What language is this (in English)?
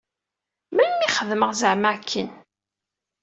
Kabyle